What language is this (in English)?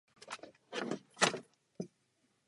Czech